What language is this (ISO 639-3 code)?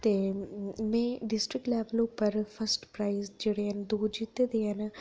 doi